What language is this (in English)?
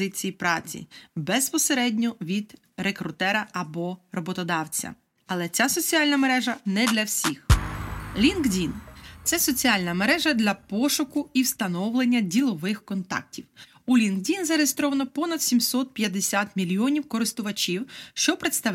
Ukrainian